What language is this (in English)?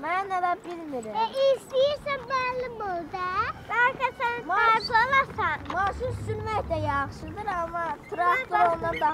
Turkish